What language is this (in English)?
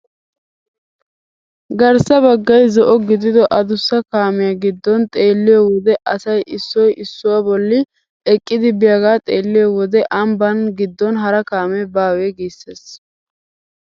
Wolaytta